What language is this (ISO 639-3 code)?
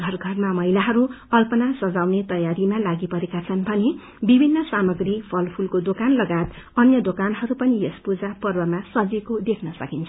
nep